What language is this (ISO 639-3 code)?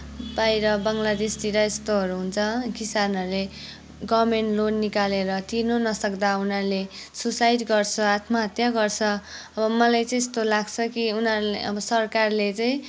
nep